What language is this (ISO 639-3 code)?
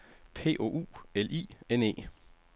dan